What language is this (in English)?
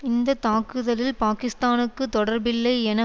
Tamil